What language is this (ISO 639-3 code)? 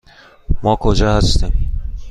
fas